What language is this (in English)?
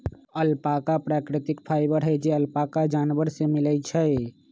Magahi